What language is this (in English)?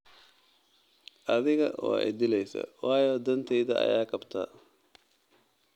Somali